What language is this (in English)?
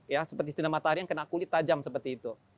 Indonesian